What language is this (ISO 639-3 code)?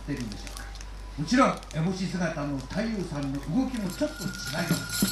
jpn